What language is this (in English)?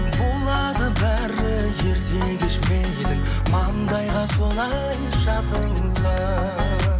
Kazakh